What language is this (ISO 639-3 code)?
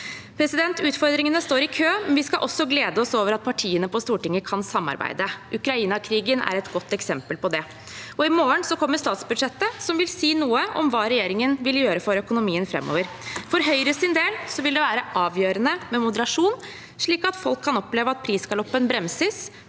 nor